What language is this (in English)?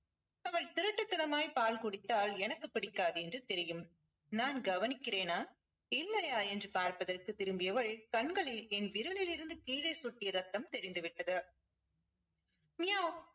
Tamil